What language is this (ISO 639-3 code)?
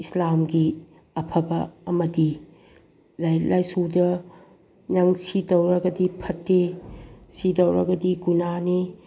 mni